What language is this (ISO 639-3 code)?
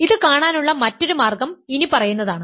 mal